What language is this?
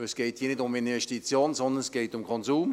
Swiss German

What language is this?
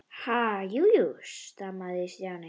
Icelandic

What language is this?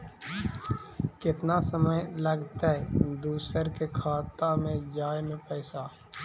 Magahi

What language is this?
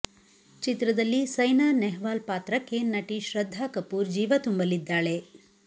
Kannada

